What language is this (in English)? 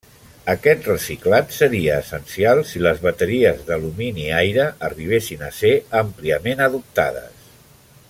Catalan